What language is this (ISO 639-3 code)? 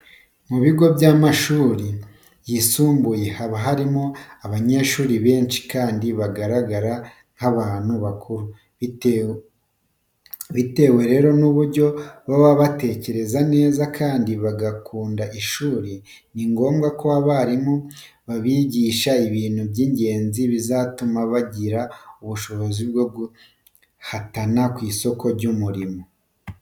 kin